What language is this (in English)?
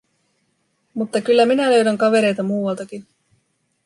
Finnish